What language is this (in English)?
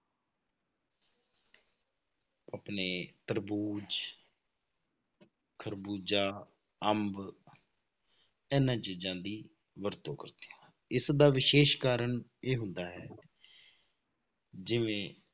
Punjabi